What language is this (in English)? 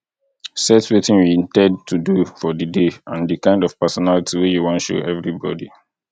Nigerian Pidgin